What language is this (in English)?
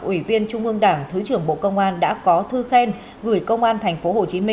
Vietnamese